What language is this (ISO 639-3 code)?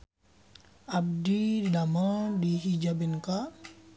sun